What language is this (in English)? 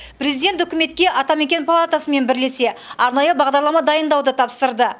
Kazakh